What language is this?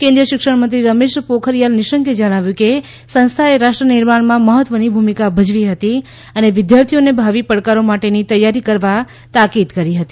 Gujarati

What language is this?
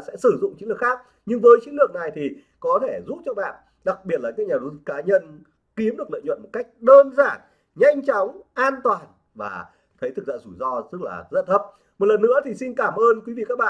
Vietnamese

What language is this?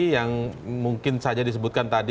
Indonesian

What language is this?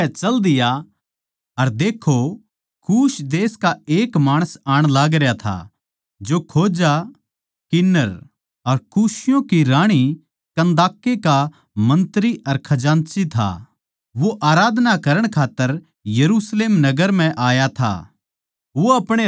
Haryanvi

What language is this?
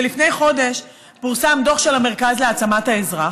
Hebrew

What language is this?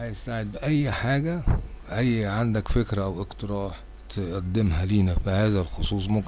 Arabic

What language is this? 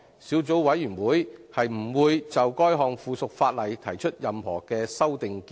Cantonese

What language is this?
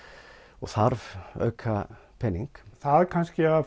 Icelandic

